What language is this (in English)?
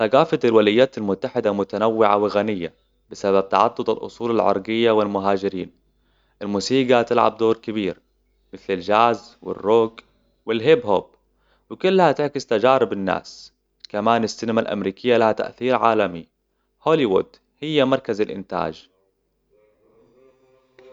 Hijazi Arabic